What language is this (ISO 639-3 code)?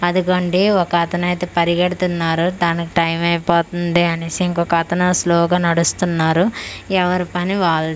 tel